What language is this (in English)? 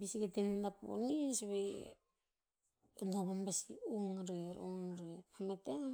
Tinputz